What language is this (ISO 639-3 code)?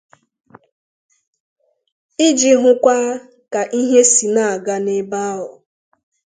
ibo